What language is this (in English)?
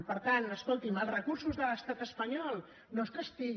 Catalan